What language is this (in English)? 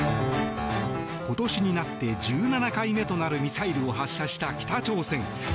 Japanese